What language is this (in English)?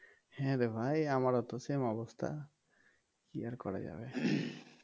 Bangla